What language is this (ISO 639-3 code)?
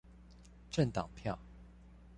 zho